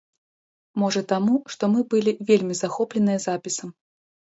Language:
Belarusian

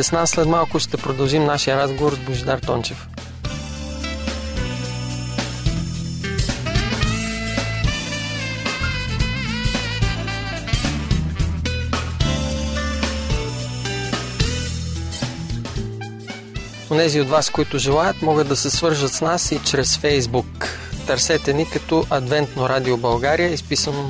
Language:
Bulgarian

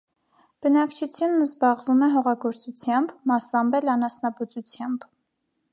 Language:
Armenian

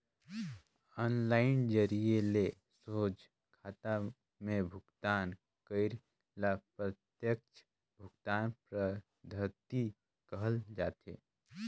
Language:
Chhattisgarhi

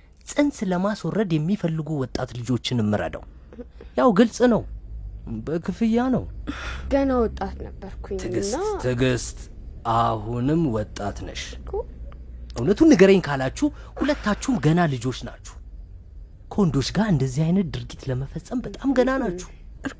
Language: Amharic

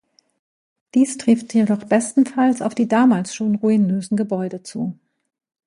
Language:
German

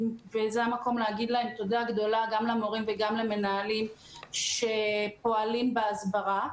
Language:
Hebrew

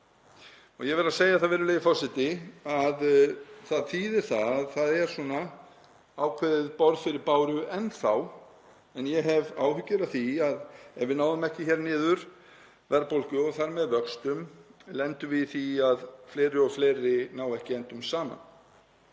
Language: Icelandic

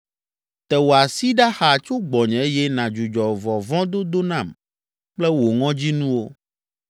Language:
Ewe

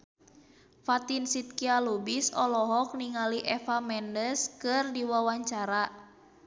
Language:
Sundanese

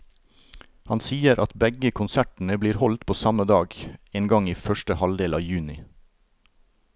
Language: Norwegian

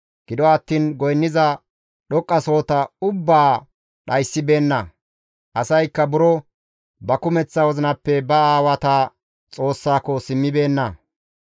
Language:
Gamo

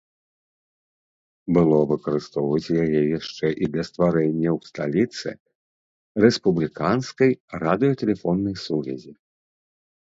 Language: Belarusian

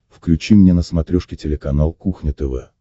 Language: Russian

